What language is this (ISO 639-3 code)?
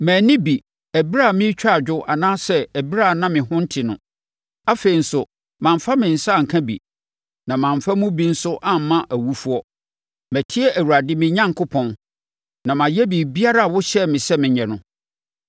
aka